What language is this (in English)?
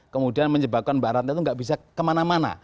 Indonesian